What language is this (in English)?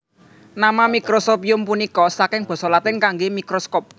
Javanese